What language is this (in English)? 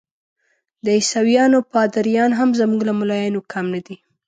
Pashto